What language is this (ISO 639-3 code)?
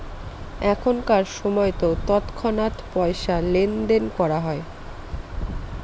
ben